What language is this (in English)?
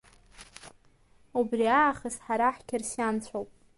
Abkhazian